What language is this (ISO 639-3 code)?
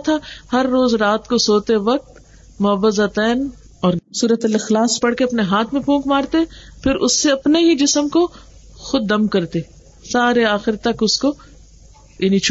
urd